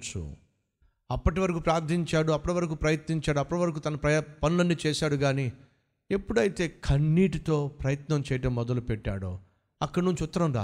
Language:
Telugu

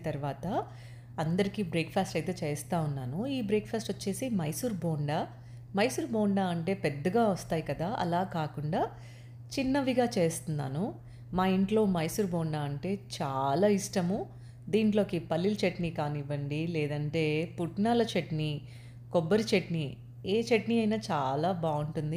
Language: Telugu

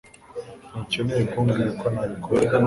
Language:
Kinyarwanda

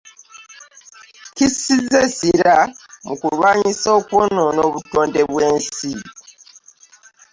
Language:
Ganda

